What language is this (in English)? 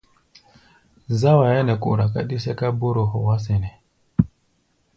Gbaya